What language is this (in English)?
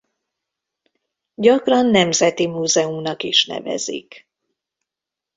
Hungarian